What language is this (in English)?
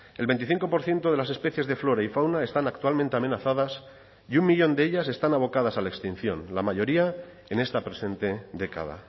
Spanish